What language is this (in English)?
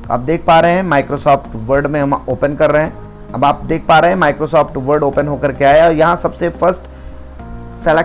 Hindi